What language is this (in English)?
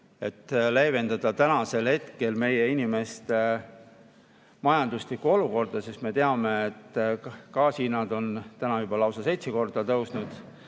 Estonian